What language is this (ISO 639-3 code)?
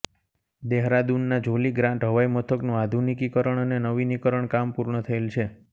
guj